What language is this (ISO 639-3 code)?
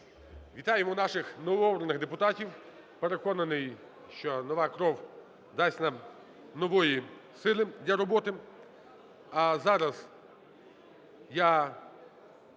ukr